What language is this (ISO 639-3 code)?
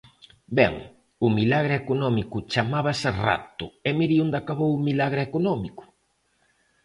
glg